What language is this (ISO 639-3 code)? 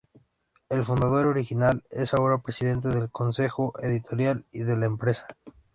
spa